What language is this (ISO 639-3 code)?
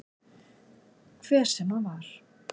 isl